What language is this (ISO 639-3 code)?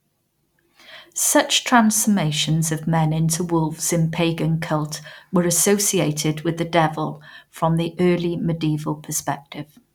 eng